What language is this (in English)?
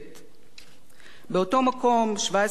Hebrew